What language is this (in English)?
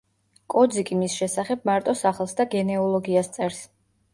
Georgian